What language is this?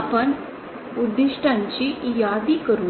Marathi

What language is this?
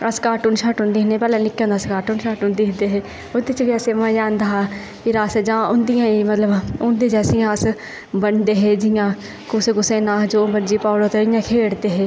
Dogri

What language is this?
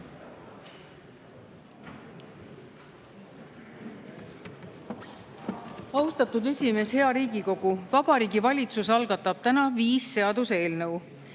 Estonian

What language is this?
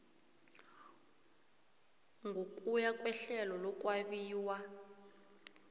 South Ndebele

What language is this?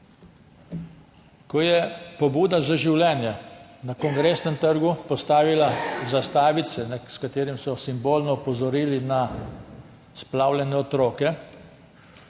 Slovenian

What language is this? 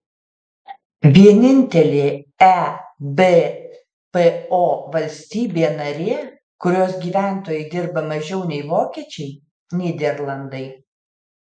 Lithuanian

